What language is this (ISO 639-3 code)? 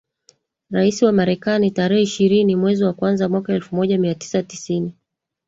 swa